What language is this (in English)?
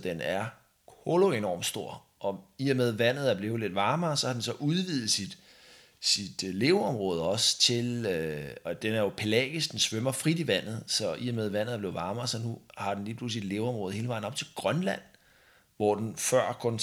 Danish